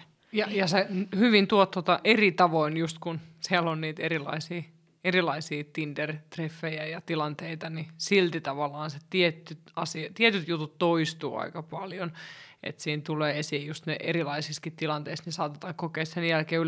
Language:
Finnish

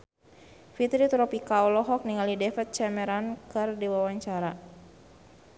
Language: Sundanese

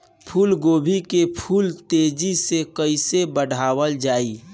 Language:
Bhojpuri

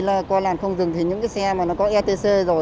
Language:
Vietnamese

